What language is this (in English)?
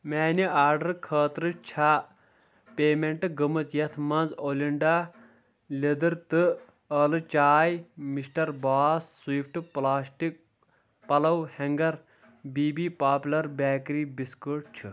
Kashmiri